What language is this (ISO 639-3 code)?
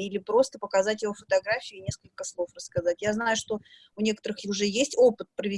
rus